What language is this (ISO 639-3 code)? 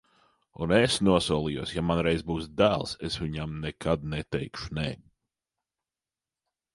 lav